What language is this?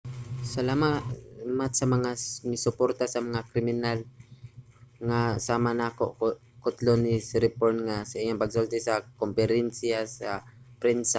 Cebuano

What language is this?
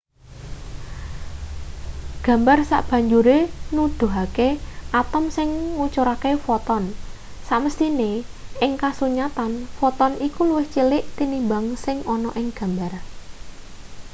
Javanese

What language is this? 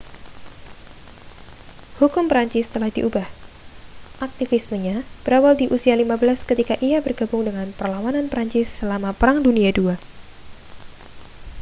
Indonesian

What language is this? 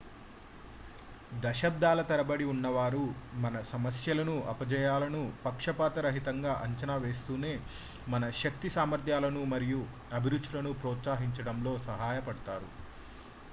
Telugu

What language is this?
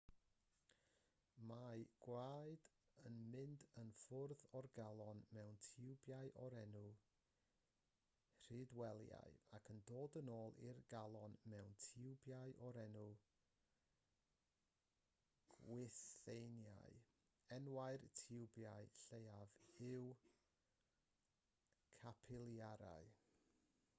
Welsh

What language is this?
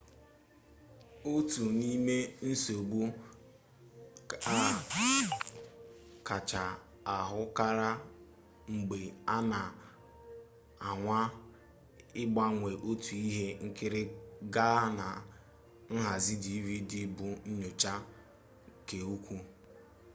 Igbo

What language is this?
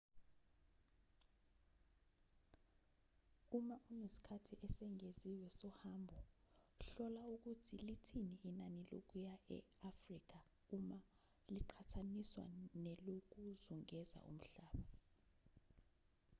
Zulu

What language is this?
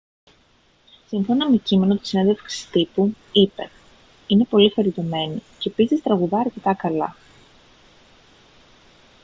Greek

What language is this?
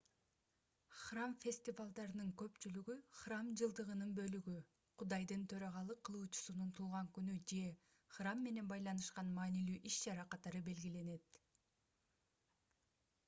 Kyrgyz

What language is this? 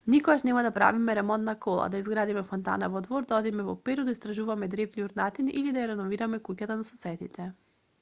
Macedonian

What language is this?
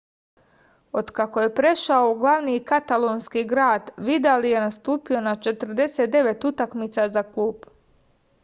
Serbian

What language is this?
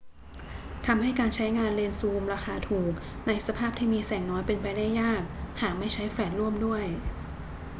Thai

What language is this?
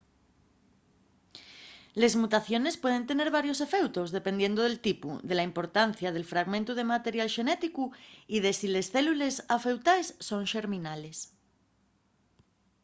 Asturian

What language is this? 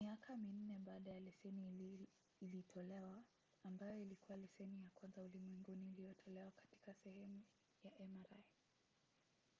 Swahili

